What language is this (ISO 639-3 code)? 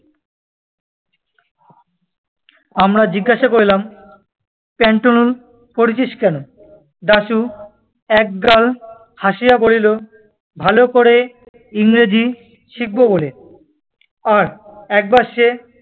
ben